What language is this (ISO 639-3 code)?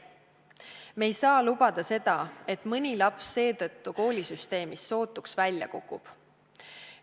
est